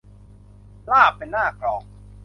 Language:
Thai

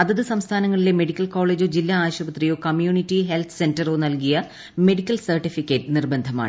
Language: Malayalam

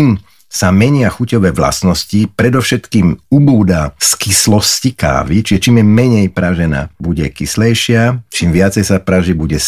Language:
Slovak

